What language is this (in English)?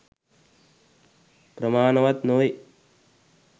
Sinhala